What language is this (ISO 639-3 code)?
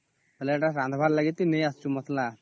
ori